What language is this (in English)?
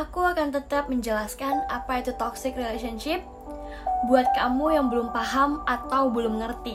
Indonesian